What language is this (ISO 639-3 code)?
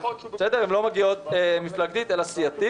heb